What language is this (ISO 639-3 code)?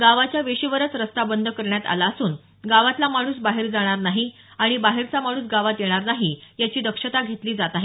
mar